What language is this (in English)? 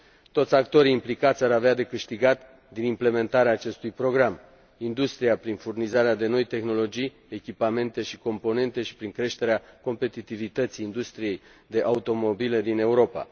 Romanian